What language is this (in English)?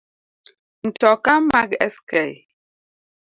Luo (Kenya and Tanzania)